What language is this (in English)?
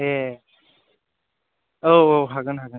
Bodo